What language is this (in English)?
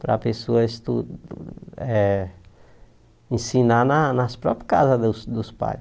Portuguese